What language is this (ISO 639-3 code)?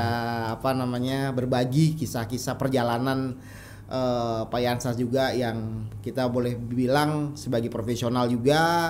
ind